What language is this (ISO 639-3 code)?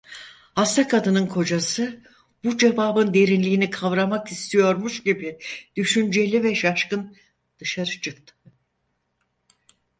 tur